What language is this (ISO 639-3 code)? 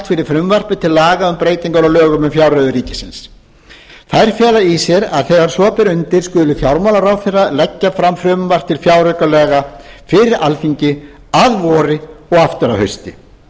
isl